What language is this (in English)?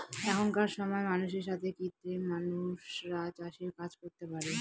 Bangla